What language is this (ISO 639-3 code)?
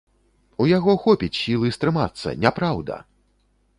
bel